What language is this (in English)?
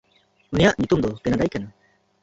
Santali